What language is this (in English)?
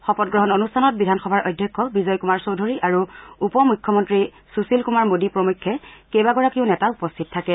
Assamese